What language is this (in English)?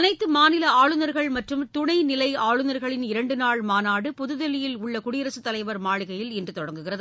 Tamil